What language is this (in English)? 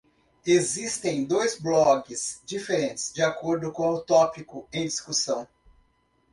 Portuguese